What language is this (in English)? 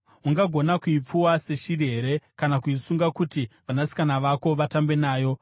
Shona